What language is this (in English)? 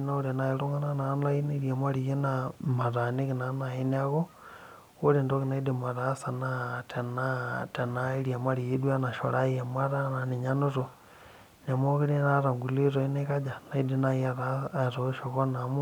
Masai